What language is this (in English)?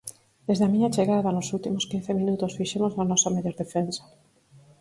Galician